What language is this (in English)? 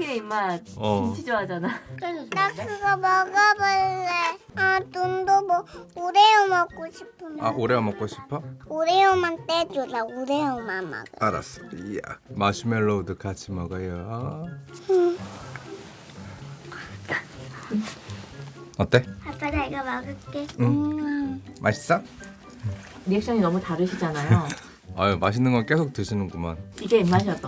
Korean